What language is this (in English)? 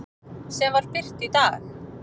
Icelandic